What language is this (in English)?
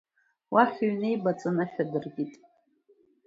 Abkhazian